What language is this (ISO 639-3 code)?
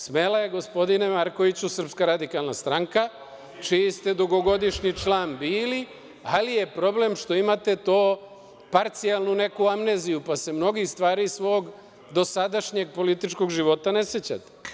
srp